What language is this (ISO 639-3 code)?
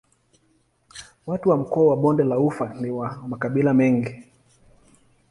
swa